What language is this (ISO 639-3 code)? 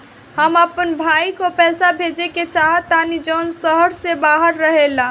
bho